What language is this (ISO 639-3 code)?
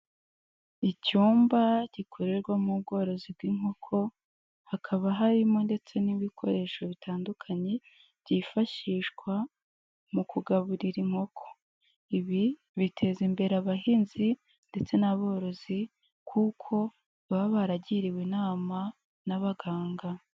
kin